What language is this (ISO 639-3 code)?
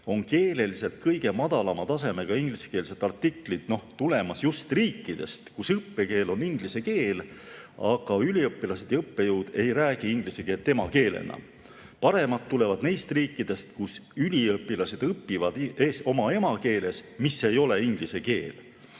est